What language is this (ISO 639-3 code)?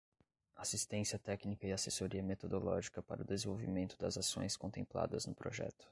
por